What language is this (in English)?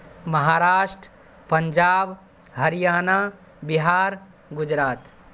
Urdu